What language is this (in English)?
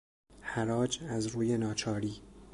Persian